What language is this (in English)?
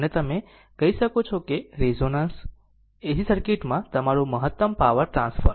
Gujarati